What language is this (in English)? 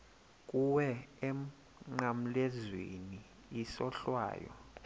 Xhosa